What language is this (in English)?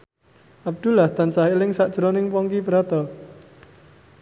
Javanese